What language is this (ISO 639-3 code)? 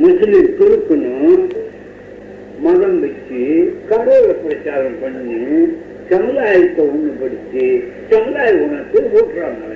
tam